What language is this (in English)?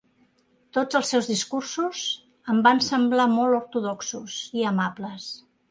Catalan